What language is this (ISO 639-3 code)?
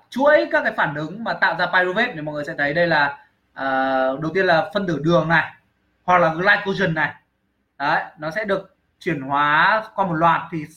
vie